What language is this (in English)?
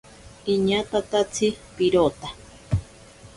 Ashéninka Perené